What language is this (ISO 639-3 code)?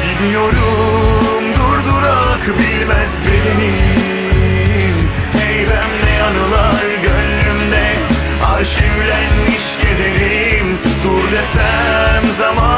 tur